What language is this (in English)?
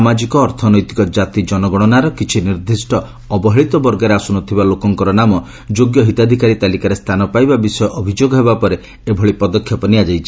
Odia